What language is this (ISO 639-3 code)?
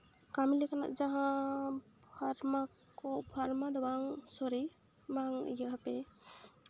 sat